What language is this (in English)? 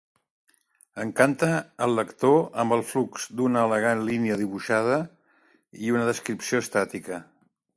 Catalan